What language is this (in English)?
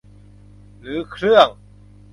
Thai